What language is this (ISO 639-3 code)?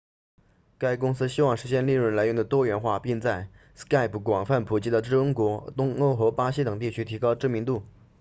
zho